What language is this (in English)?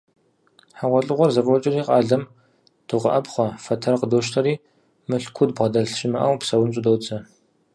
Kabardian